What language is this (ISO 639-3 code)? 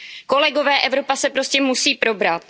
ces